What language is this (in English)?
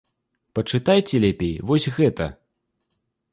Belarusian